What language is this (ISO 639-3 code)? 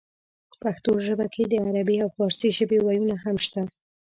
pus